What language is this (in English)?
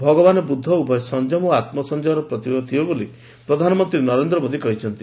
Odia